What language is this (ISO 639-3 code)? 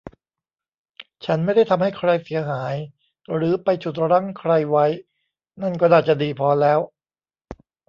tha